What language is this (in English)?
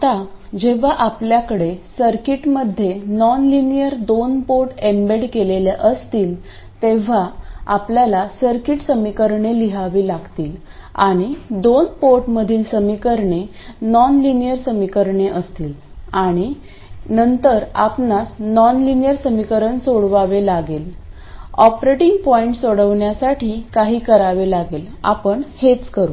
Marathi